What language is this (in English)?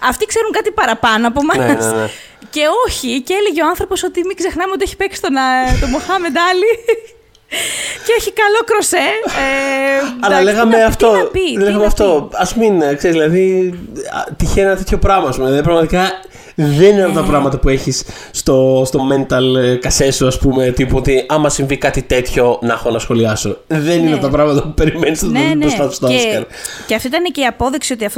Greek